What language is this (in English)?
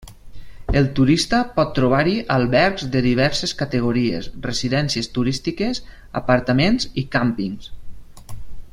Catalan